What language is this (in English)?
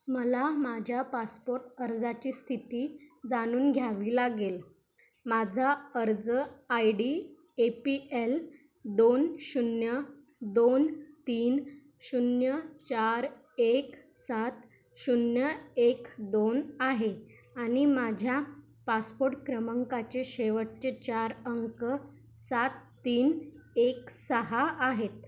Marathi